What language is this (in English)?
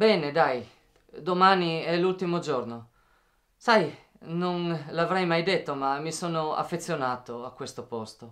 Italian